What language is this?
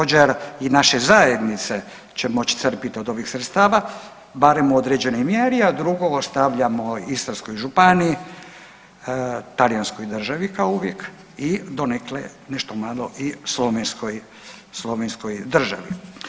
Croatian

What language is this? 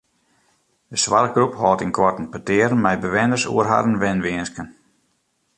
Western Frisian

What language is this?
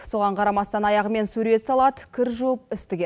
Kazakh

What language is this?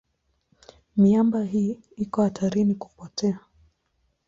Swahili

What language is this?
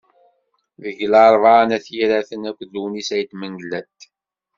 Kabyle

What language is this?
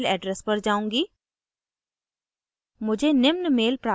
Hindi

